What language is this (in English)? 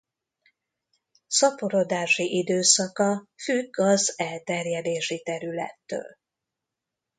Hungarian